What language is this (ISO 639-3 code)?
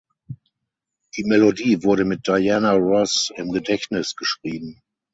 deu